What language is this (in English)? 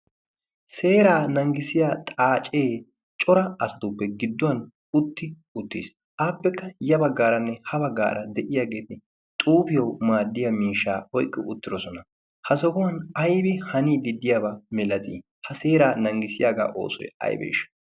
Wolaytta